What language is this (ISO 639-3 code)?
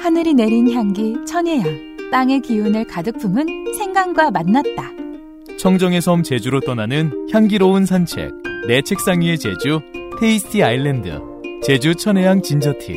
kor